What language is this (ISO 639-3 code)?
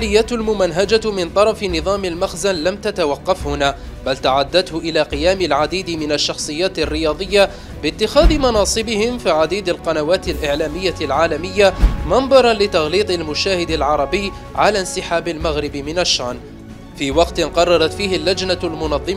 ara